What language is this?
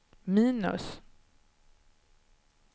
Swedish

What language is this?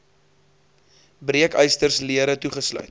Afrikaans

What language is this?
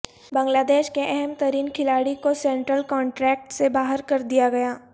Urdu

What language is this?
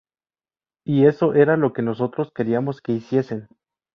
Spanish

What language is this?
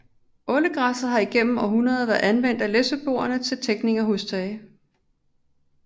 Danish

